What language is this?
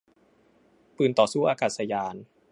Thai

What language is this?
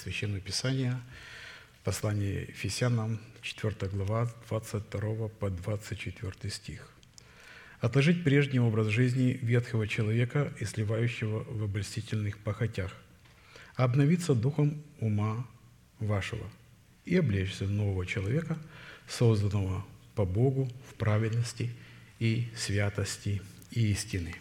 Russian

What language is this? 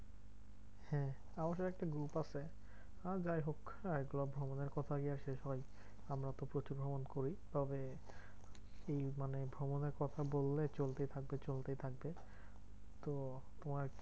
Bangla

